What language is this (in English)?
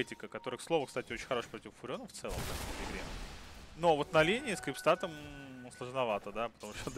Russian